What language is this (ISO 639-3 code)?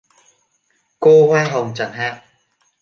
vie